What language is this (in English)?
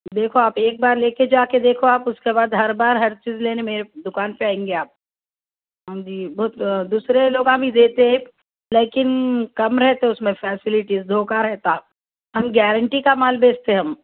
Urdu